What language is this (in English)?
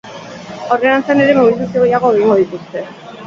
Basque